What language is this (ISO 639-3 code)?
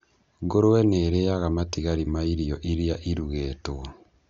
kik